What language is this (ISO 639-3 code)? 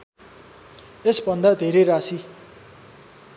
nep